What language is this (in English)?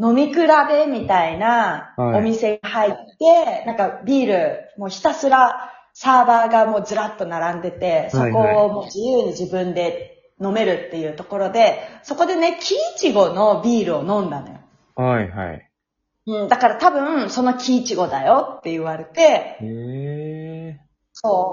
Japanese